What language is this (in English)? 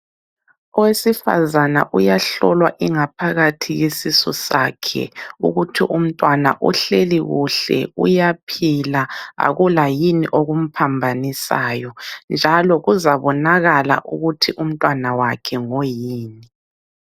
North Ndebele